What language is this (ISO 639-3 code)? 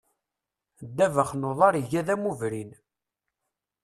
kab